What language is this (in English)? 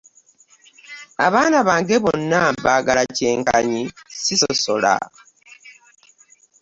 Ganda